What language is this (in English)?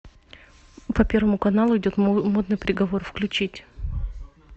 Russian